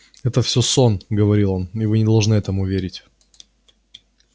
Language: Russian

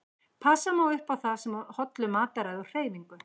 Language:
Icelandic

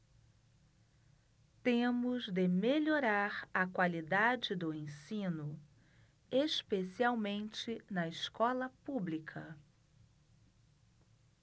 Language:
Portuguese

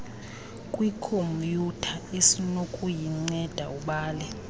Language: Xhosa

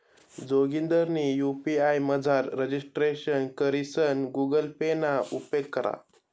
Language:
Marathi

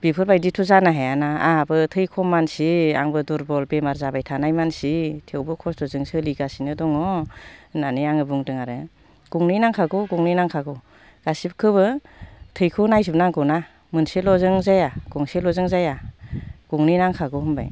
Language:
Bodo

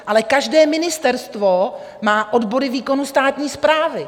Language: Czech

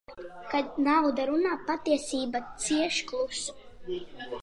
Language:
Latvian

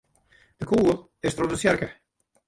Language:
Western Frisian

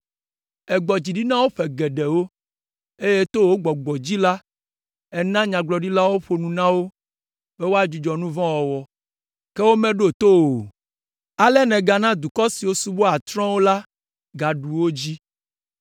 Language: Ewe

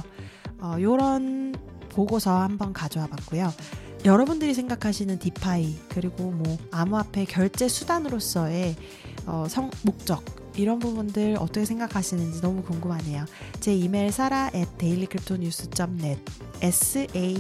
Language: Korean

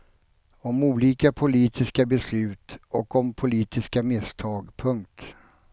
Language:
Swedish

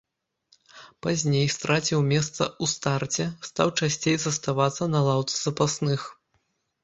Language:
Belarusian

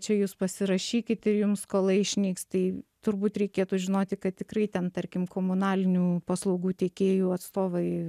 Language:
Lithuanian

